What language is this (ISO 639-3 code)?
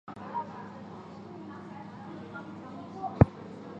zho